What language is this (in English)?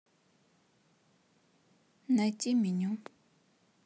Russian